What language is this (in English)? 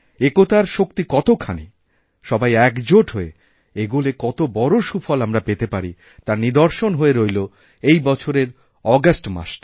Bangla